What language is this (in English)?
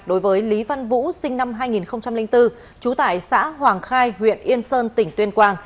Vietnamese